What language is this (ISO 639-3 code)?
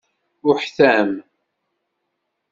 kab